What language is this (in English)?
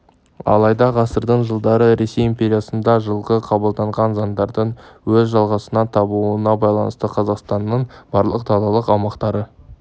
Kazakh